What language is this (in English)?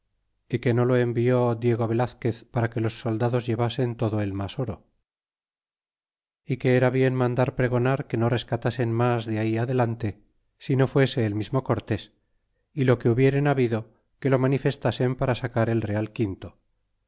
Spanish